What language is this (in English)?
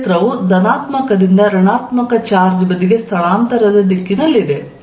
Kannada